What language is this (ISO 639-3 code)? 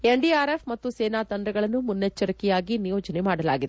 kan